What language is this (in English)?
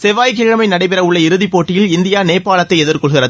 Tamil